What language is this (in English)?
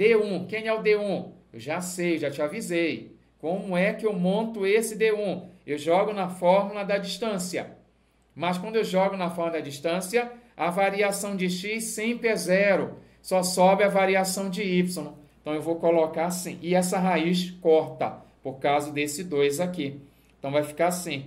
Portuguese